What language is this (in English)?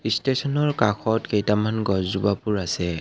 Assamese